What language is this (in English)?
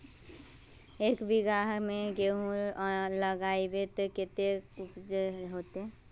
Magahi